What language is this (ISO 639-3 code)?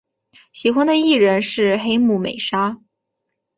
zho